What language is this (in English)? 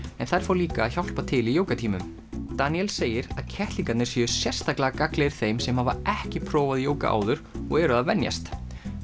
Icelandic